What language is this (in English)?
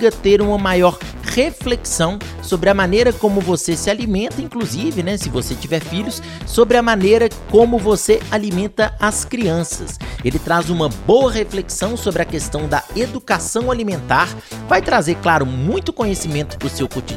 Portuguese